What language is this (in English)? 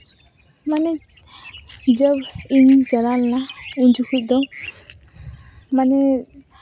Santali